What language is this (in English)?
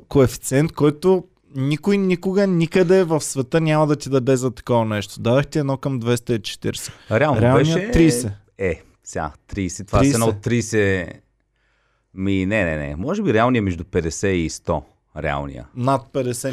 Bulgarian